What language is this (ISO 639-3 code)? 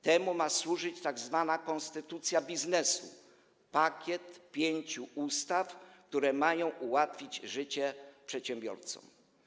pol